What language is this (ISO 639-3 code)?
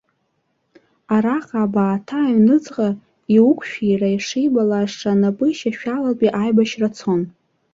abk